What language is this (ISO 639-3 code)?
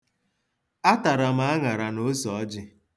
ibo